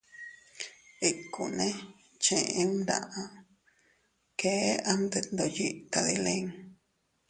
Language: Teutila Cuicatec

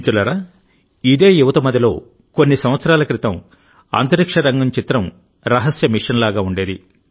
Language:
Telugu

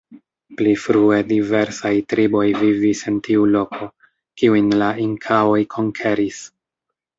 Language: Esperanto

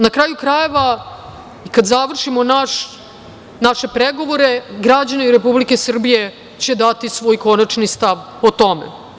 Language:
Serbian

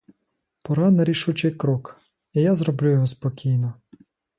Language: Ukrainian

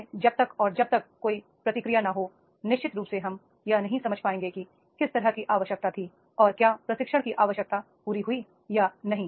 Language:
Hindi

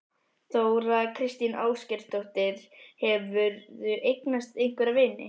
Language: Icelandic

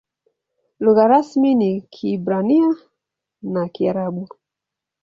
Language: Swahili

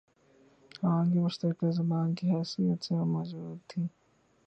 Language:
Urdu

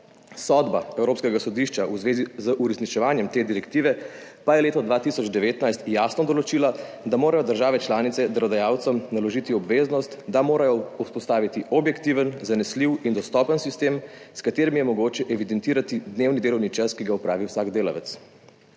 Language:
Slovenian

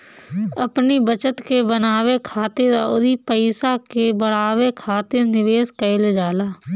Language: Bhojpuri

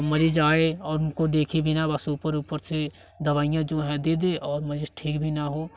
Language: Hindi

